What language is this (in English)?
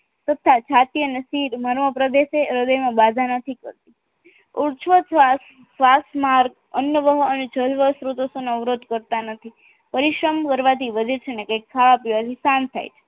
Gujarati